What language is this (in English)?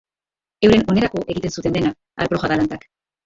Basque